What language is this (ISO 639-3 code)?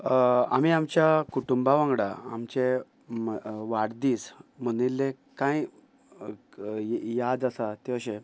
kok